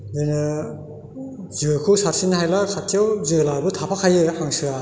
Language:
Bodo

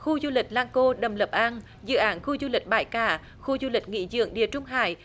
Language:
Vietnamese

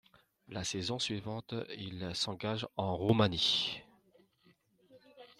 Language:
French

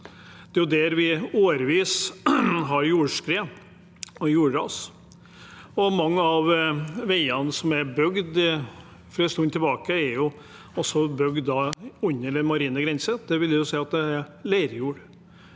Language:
Norwegian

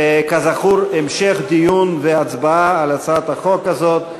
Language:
Hebrew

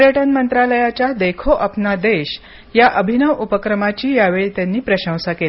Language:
Marathi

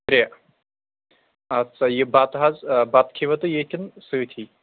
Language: Kashmiri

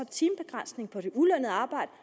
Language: Danish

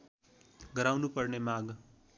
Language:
Nepali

